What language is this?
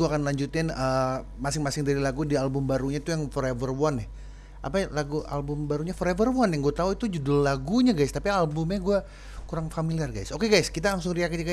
Indonesian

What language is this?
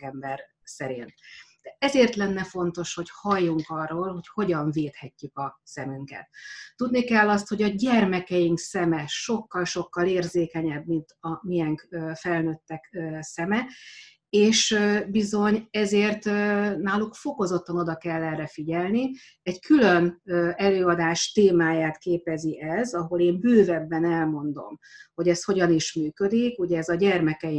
Hungarian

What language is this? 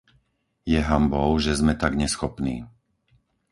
Slovak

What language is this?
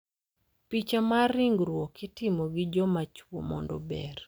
Luo (Kenya and Tanzania)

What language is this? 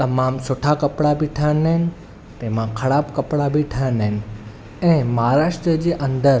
Sindhi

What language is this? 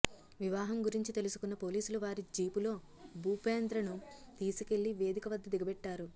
Telugu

